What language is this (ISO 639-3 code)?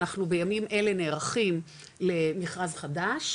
heb